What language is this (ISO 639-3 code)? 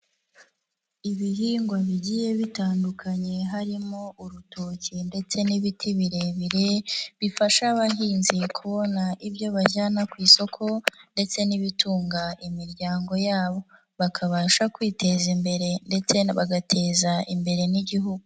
kin